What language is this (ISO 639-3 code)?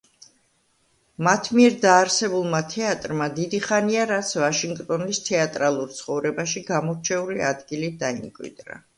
kat